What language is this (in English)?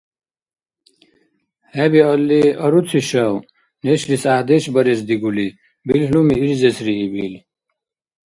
Dargwa